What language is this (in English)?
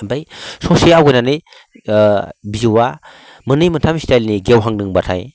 Bodo